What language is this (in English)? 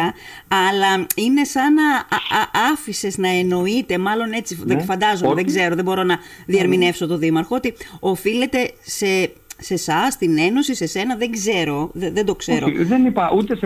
Greek